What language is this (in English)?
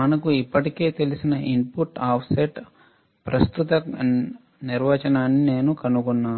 Telugu